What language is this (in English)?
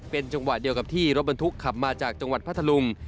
Thai